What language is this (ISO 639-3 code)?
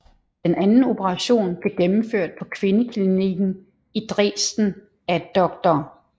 dan